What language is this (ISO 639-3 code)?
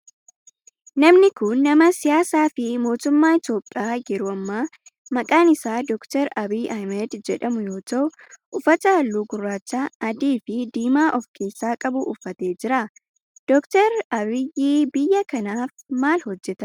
orm